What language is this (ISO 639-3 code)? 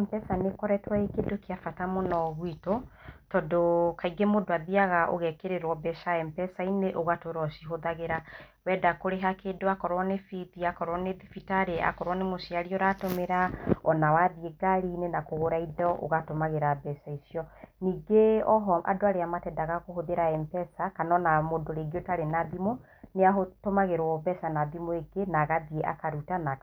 kik